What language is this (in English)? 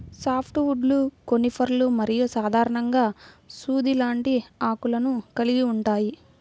Telugu